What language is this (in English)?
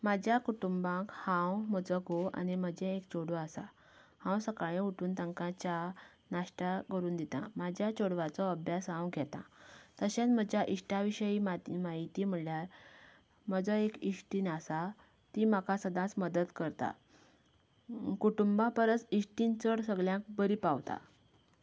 Konkani